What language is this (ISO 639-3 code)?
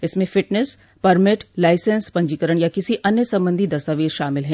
hin